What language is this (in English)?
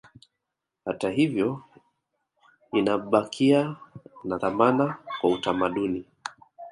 Swahili